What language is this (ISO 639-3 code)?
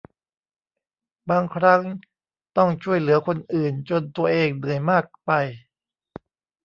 tha